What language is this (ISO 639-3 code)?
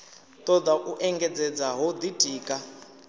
ven